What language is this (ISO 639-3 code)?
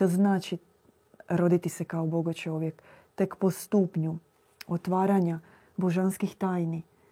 hrv